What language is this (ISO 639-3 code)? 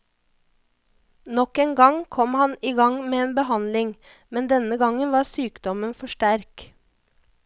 nor